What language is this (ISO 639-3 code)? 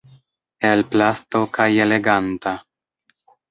epo